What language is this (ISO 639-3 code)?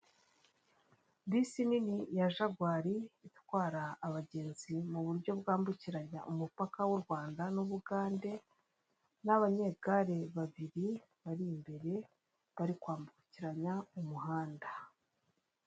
kin